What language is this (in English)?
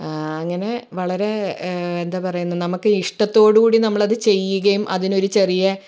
Malayalam